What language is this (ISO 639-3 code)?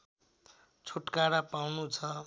nep